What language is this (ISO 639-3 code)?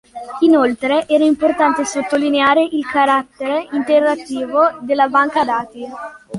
ita